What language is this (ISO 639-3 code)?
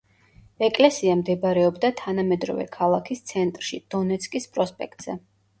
kat